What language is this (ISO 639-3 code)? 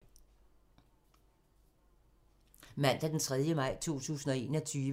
dan